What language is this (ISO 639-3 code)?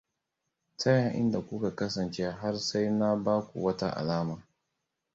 hau